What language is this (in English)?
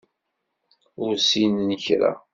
Kabyle